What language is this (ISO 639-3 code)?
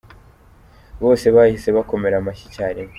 kin